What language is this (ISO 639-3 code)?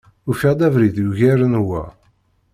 kab